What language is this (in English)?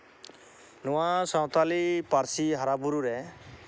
Santali